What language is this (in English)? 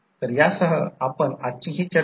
Marathi